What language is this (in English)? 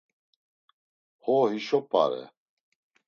Laz